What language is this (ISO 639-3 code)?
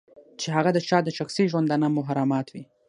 pus